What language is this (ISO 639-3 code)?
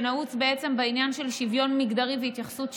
heb